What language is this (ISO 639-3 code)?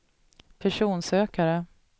swe